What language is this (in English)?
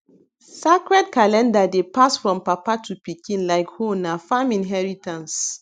Nigerian Pidgin